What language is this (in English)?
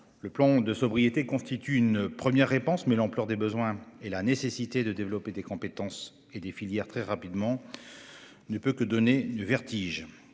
French